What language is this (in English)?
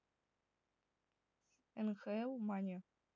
Russian